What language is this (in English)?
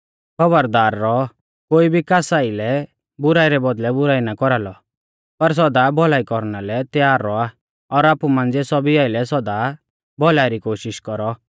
Mahasu Pahari